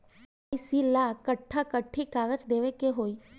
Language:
Bhojpuri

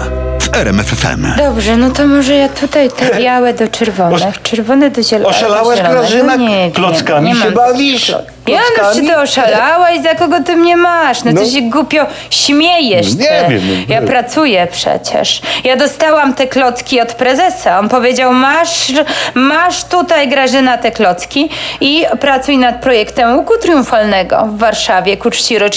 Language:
Polish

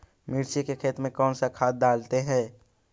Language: Magahi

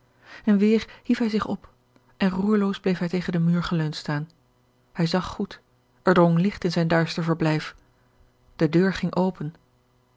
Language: Dutch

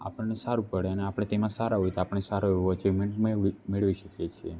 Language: Gujarati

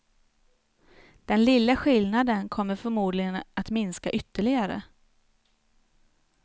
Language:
Swedish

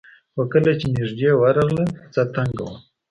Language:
Pashto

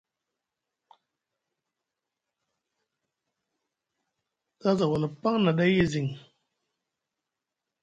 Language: Musgu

